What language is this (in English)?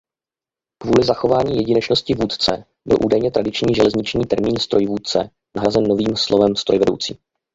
Czech